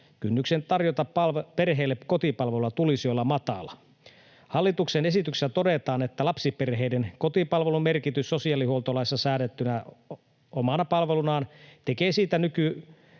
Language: Finnish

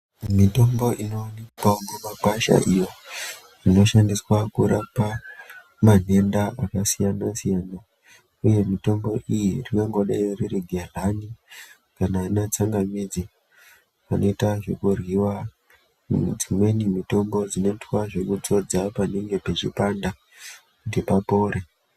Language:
Ndau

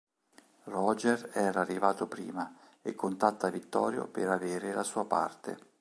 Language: Italian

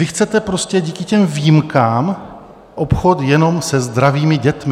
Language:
Czech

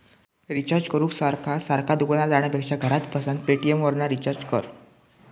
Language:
Marathi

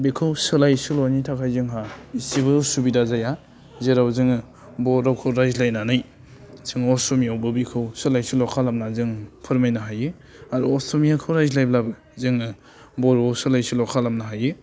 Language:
Bodo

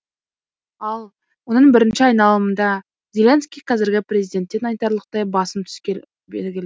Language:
Kazakh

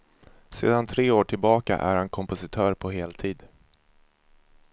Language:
Swedish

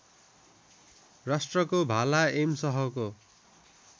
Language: Nepali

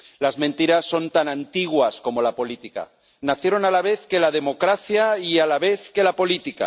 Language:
Spanish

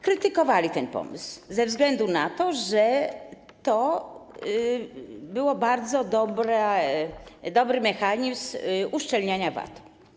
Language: Polish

